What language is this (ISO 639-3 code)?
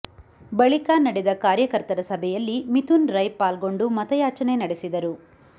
kan